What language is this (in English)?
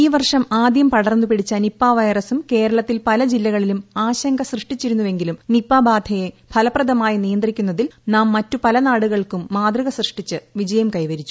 Malayalam